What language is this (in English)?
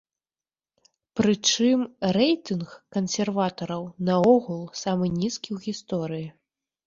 Belarusian